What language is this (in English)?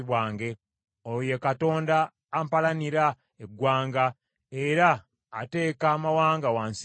Ganda